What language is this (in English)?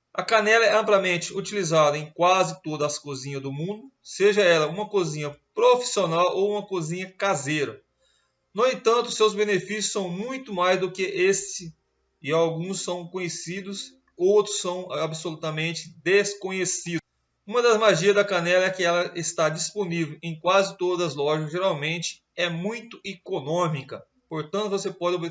Portuguese